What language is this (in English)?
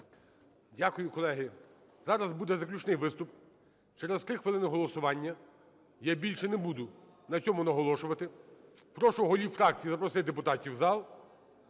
Ukrainian